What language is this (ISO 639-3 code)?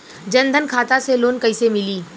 bho